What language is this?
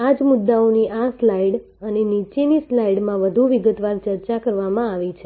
Gujarati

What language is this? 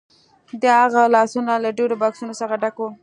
Pashto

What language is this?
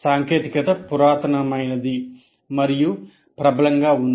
Telugu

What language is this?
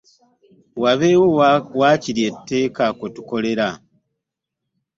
Ganda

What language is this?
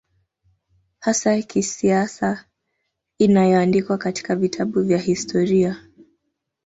Swahili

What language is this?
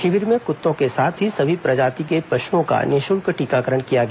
Hindi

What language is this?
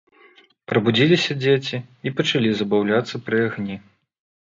Belarusian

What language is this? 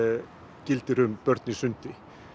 Icelandic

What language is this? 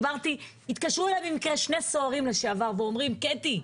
Hebrew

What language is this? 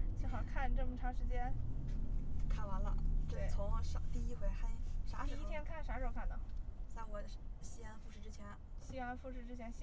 Chinese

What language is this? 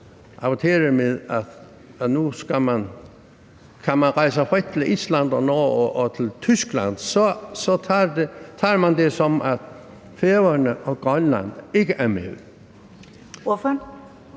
Danish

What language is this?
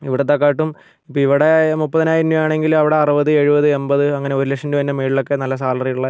Malayalam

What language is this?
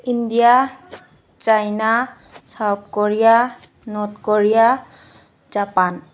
Manipuri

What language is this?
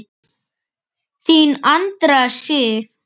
Icelandic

